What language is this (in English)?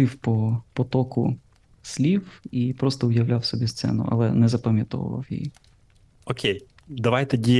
Ukrainian